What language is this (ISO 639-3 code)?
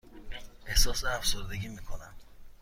fas